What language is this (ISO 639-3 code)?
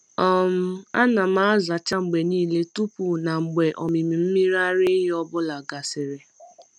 ibo